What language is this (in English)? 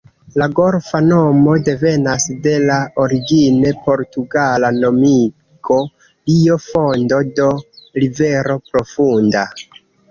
Esperanto